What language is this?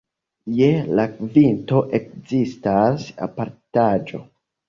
Esperanto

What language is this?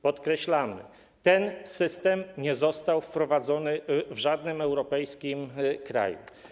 Polish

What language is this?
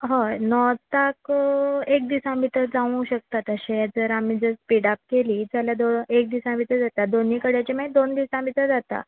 Konkani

